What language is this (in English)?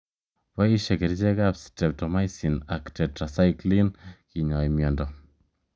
Kalenjin